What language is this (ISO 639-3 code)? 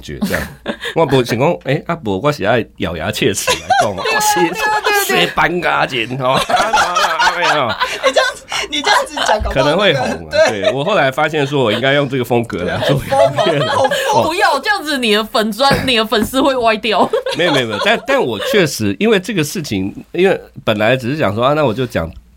zho